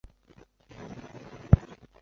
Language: Chinese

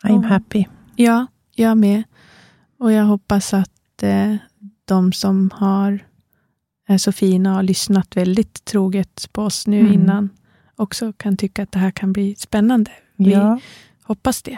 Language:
Swedish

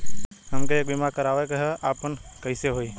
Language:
Bhojpuri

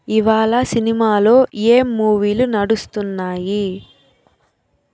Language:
Telugu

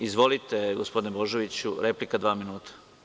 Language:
Serbian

